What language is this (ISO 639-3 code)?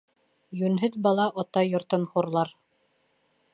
bak